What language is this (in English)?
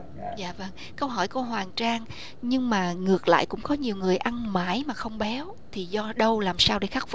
Vietnamese